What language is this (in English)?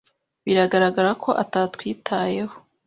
Kinyarwanda